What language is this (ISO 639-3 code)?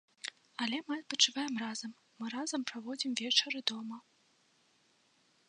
bel